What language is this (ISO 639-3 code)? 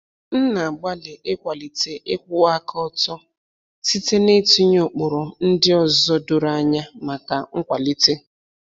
ibo